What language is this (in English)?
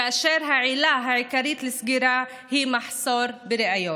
Hebrew